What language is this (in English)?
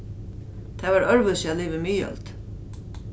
Faroese